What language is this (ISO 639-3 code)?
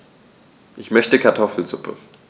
deu